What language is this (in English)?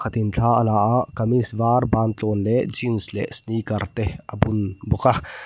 Mizo